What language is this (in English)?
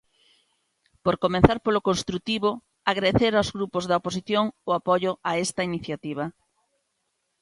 Galician